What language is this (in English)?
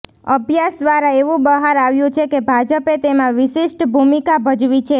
Gujarati